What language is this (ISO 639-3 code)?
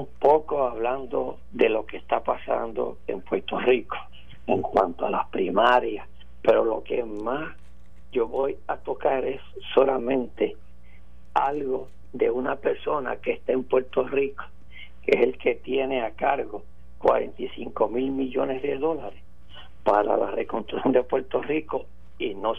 spa